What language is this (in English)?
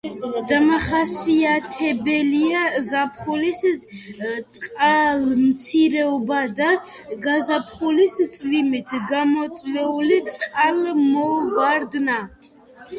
Georgian